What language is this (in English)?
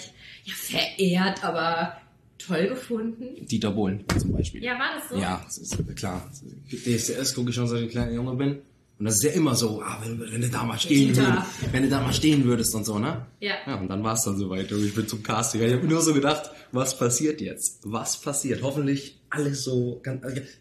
German